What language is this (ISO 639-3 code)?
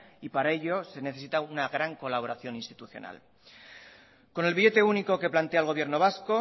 spa